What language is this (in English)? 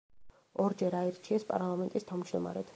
Georgian